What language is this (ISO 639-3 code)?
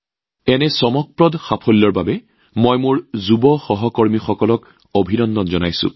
asm